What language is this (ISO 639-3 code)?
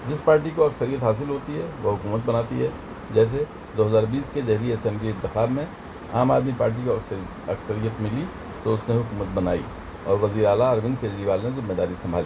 urd